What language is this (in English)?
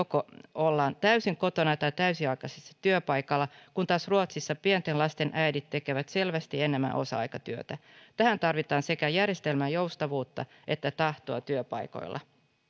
Finnish